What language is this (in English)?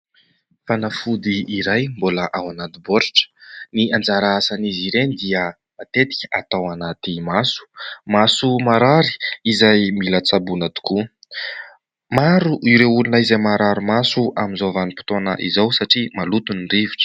Malagasy